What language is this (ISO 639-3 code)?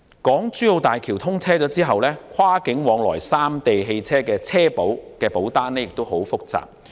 yue